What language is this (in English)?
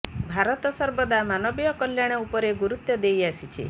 Odia